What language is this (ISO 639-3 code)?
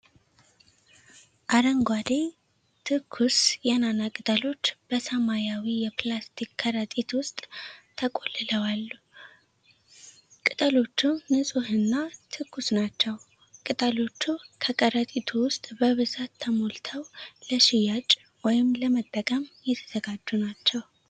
amh